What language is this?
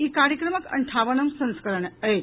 Maithili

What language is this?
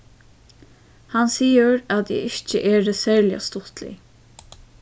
Faroese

